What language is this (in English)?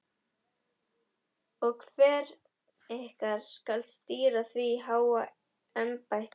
Icelandic